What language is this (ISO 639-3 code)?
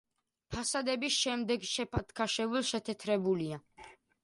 kat